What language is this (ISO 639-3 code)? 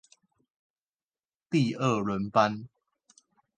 zho